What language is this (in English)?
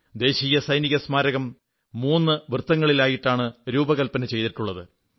Malayalam